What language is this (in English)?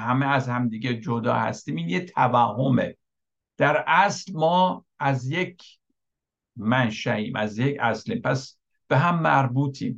Persian